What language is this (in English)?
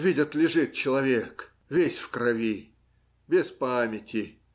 Russian